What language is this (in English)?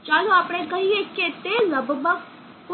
Gujarati